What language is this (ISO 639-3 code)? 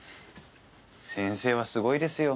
jpn